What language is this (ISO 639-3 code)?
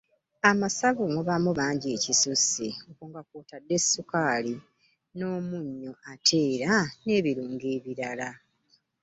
lug